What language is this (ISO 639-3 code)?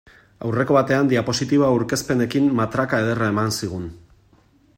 eus